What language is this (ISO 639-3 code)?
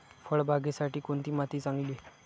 mar